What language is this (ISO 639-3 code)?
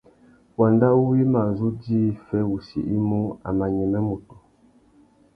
bag